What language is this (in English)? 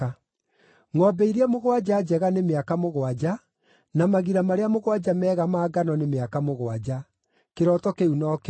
Kikuyu